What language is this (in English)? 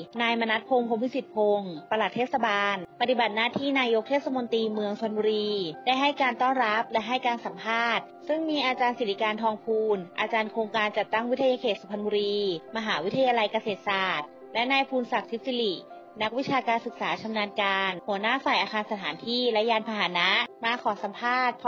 Thai